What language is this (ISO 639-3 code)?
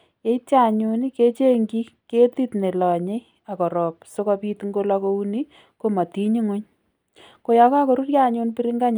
kln